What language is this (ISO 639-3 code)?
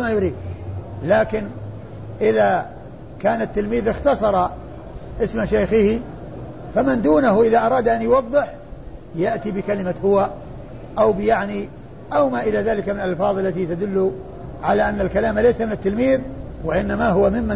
ara